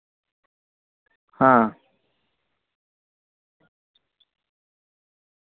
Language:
Santali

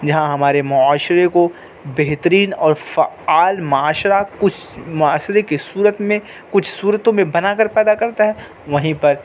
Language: Urdu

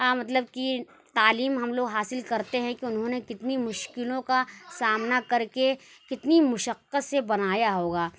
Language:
Urdu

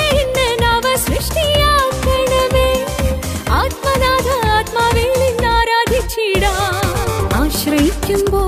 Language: Malayalam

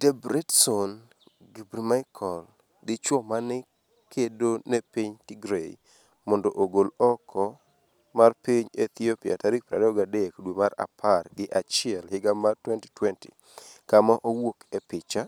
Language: Luo (Kenya and Tanzania)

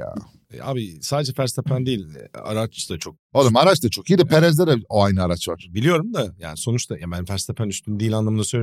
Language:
Turkish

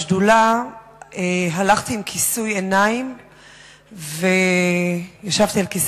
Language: Hebrew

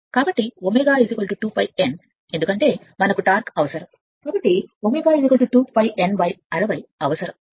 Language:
Telugu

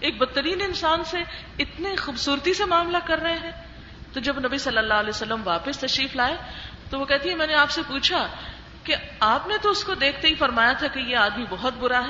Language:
Urdu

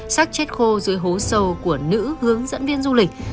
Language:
Vietnamese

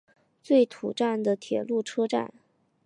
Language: Chinese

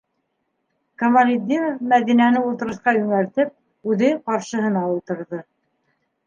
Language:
Bashkir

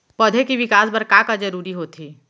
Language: Chhattisgarhi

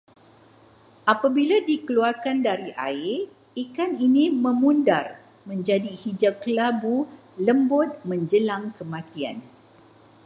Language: Malay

